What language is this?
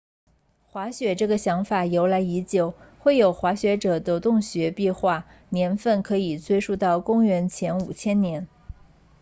Chinese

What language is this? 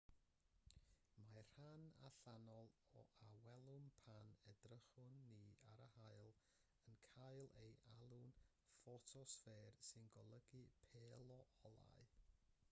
Welsh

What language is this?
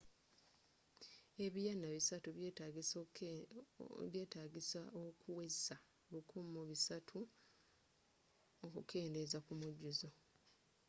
Ganda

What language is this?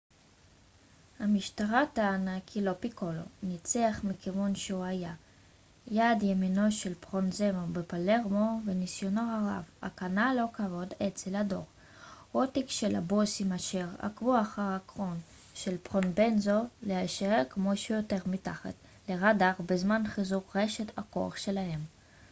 Hebrew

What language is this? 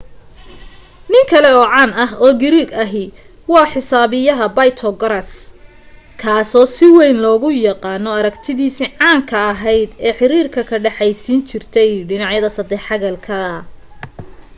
Somali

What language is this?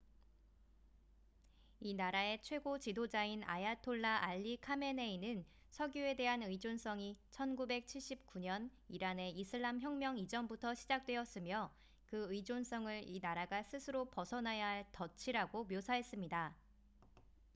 Korean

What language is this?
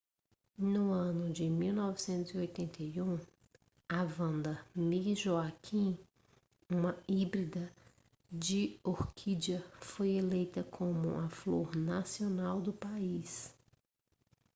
Portuguese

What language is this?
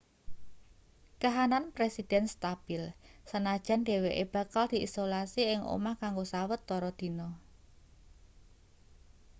Javanese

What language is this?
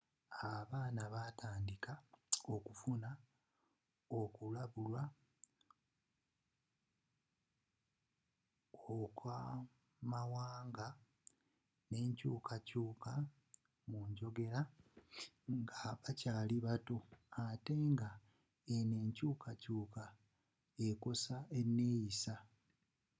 Ganda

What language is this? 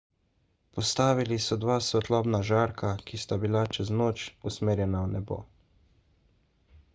Slovenian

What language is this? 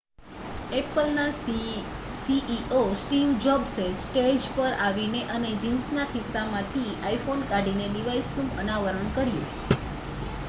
Gujarati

